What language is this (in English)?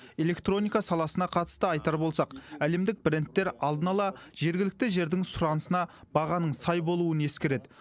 Kazakh